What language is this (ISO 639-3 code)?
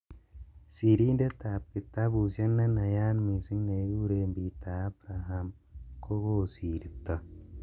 kln